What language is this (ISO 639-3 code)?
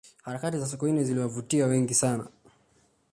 swa